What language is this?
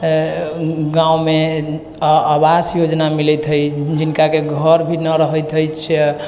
Maithili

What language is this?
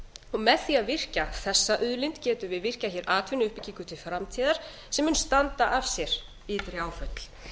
Icelandic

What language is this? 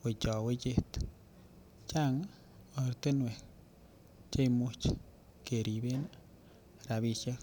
Kalenjin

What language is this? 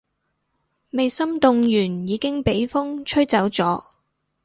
Cantonese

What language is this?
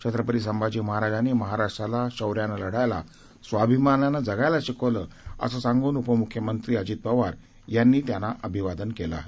Marathi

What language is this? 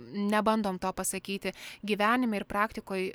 Lithuanian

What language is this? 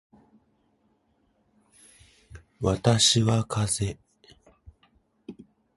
Japanese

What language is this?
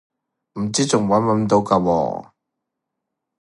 Cantonese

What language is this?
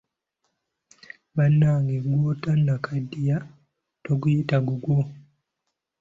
Ganda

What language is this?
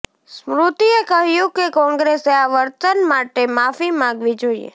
Gujarati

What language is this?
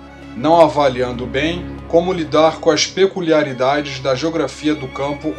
Portuguese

